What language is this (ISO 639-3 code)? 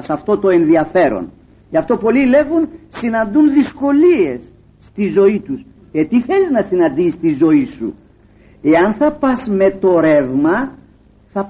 ell